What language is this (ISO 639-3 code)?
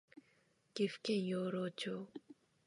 jpn